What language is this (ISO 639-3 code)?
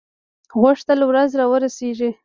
pus